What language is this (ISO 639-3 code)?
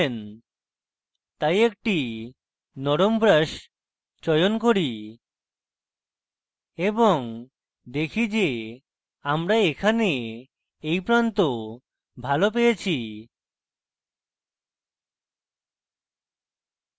ben